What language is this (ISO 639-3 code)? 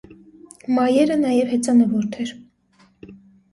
hye